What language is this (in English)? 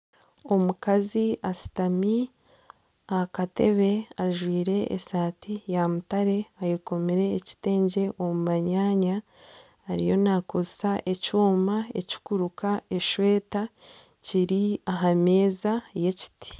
Nyankole